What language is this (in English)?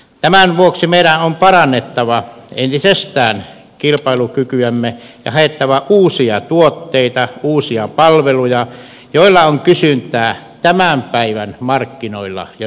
Finnish